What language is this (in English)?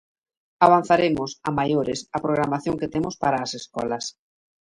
Galician